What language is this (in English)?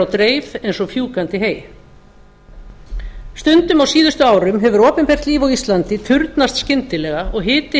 Icelandic